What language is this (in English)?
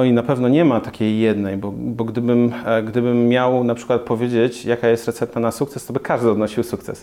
Polish